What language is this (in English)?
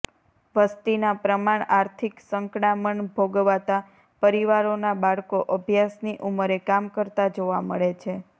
Gujarati